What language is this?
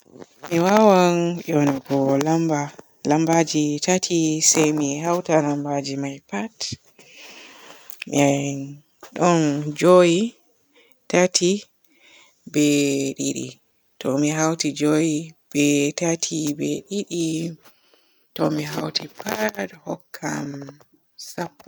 Borgu Fulfulde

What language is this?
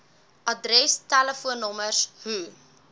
Afrikaans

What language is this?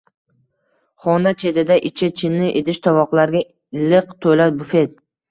Uzbek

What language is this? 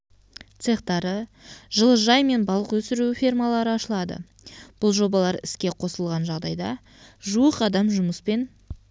Kazakh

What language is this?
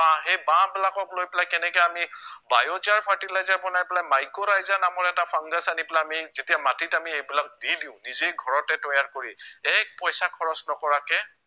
Assamese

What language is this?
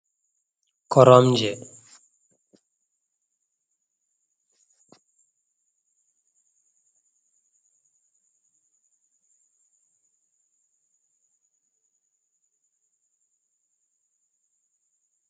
Fula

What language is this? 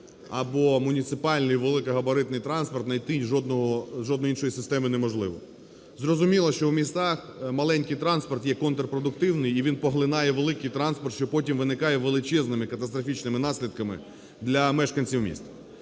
Ukrainian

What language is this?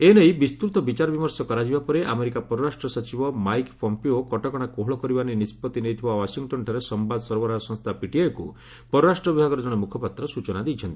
Odia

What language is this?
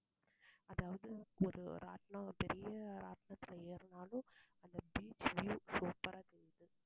Tamil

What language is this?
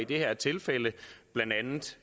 Danish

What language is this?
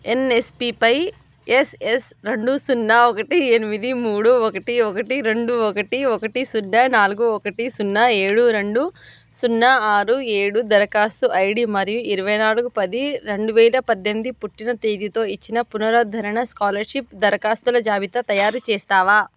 Telugu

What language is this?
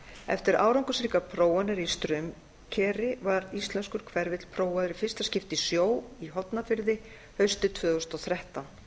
Icelandic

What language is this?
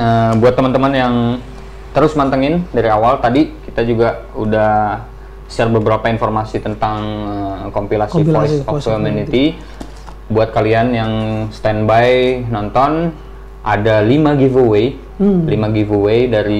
Indonesian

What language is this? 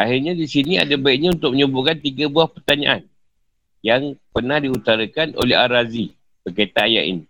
Malay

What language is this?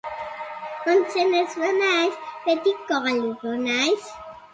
Basque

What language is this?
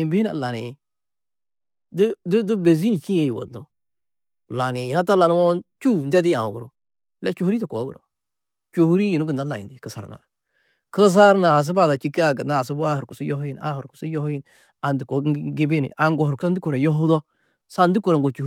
Tedaga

